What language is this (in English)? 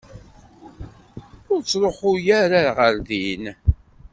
Kabyle